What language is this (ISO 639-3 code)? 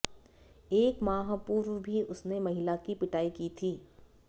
hin